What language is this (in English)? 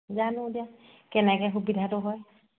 Assamese